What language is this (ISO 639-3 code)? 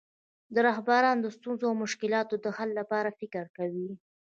pus